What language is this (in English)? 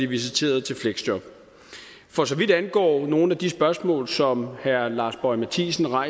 Danish